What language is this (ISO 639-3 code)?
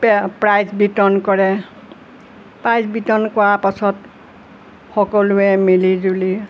asm